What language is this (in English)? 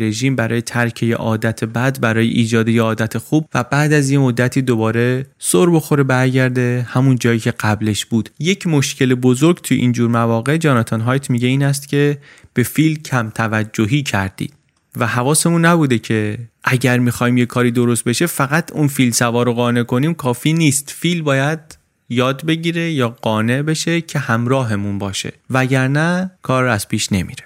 Persian